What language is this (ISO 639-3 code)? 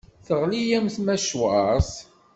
kab